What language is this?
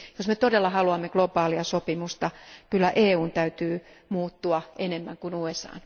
Finnish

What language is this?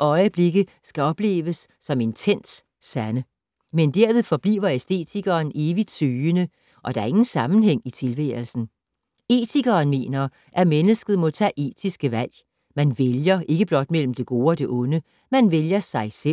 Danish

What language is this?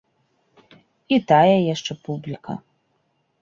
Belarusian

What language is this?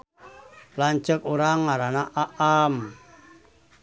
Sundanese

